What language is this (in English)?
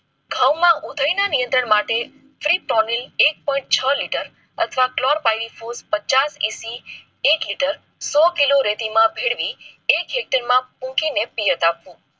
Gujarati